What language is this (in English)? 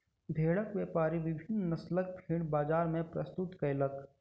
Maithili